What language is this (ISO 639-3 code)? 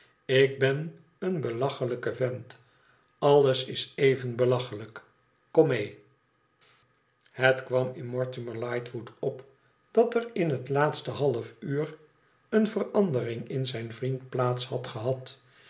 nld